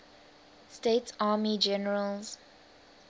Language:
English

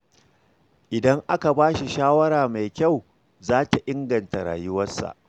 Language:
Hausa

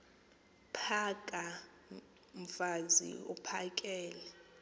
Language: Xhosa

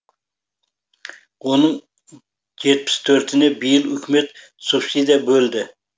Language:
Kazakh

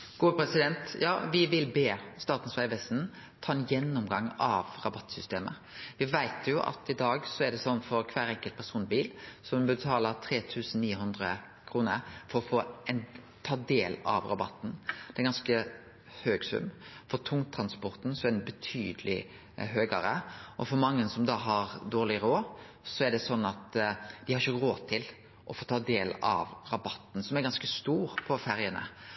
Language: Norwegian Nynorsk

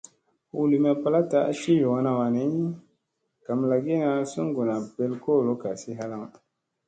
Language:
Musey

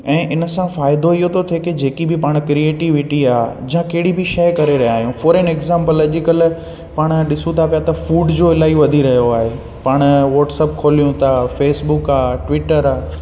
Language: Sindhi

